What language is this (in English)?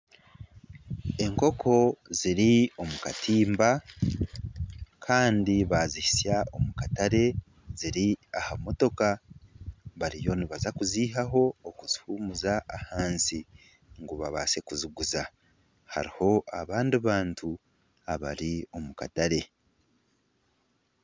Nyankole